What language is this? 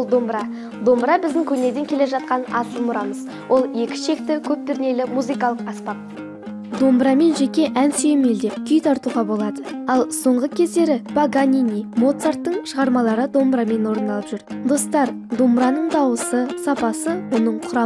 Russian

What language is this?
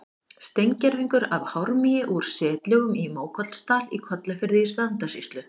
Icelandic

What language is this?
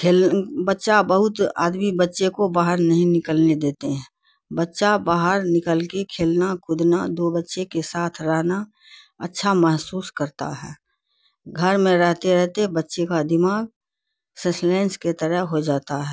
Urdu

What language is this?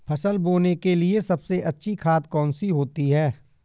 Hindi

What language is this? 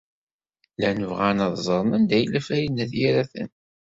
Kabyle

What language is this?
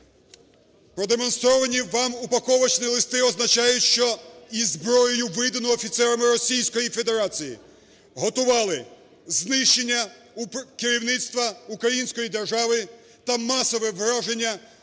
Ukrainian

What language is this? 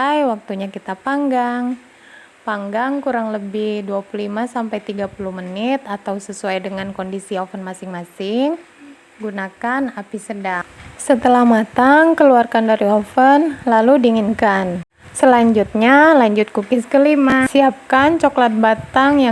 Indonesian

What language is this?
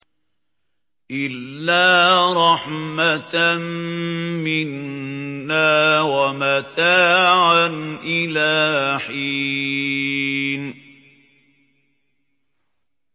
Arabic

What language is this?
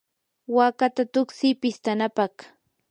Yanahuanca Pasco Quechua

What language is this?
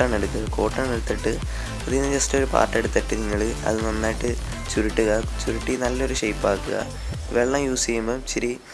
Indonesian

